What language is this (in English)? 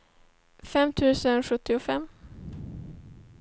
Swedish